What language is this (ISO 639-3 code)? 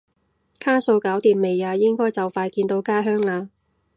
yue